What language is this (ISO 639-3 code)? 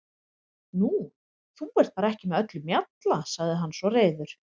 isl